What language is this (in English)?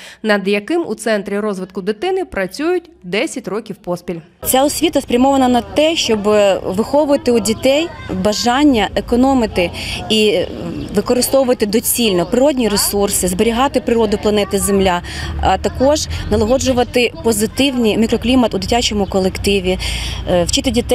Ukrainian